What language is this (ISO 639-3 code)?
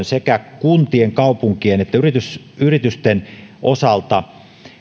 fin